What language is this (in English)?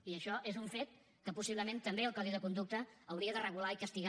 Catalan